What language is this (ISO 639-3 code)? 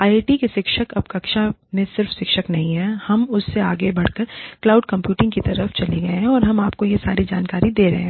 hin